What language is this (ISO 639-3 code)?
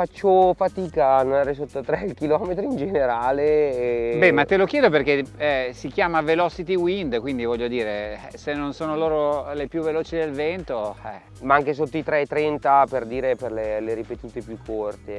ita